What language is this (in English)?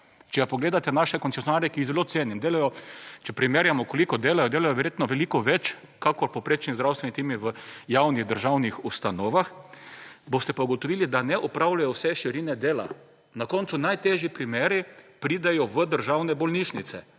Slovenian